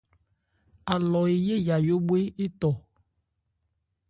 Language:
Ebrié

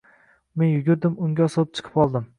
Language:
Uzbek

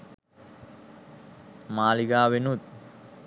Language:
Sinhala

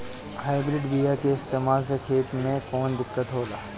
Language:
Bhojpuri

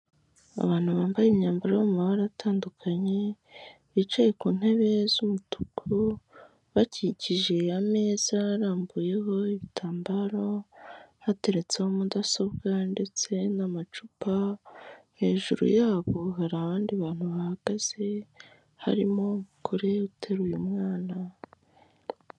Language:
Kinyarwanda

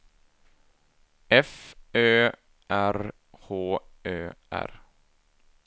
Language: Swedish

